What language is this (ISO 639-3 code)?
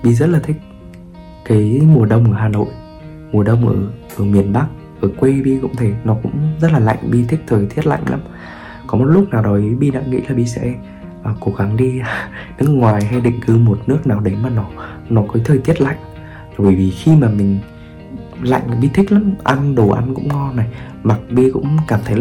vie